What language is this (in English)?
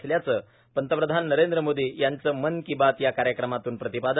Marathi